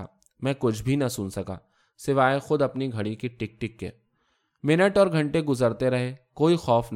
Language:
Urdu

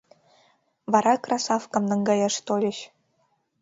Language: Mari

